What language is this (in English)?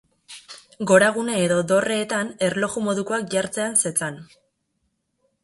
Basque